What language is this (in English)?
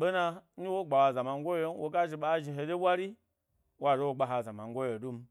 Gbari